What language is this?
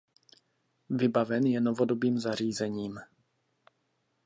Czech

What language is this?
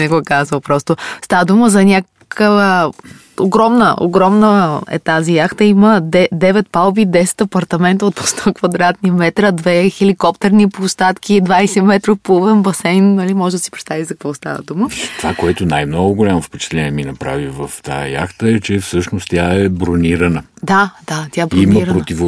Bulgarian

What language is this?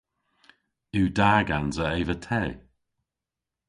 Cornish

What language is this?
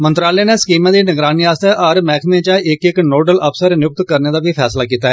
Dogri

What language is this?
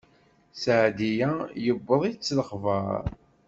Kabyle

